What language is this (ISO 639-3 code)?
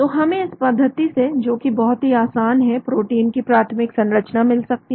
hin